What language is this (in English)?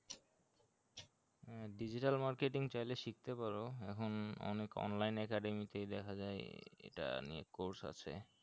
Bangla